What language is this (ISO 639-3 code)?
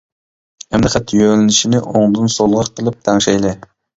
uig